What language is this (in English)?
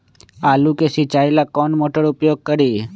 Magahi